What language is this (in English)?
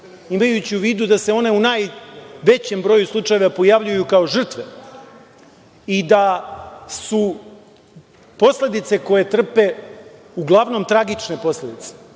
Serbian